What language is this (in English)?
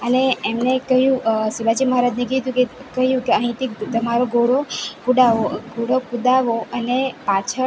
Gujarati